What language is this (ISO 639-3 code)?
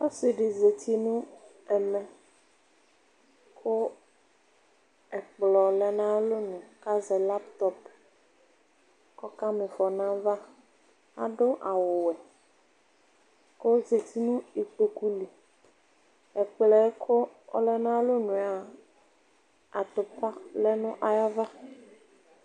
kpo